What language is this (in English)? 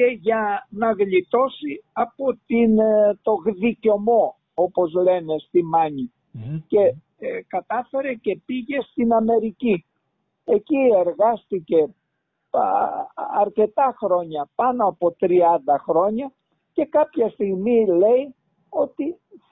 Greek